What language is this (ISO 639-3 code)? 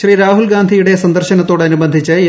mal